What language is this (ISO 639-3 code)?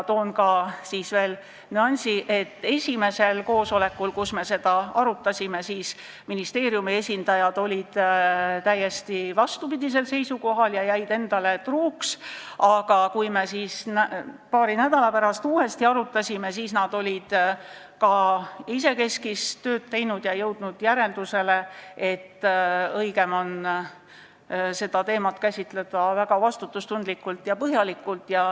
est